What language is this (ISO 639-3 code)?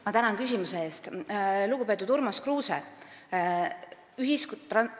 est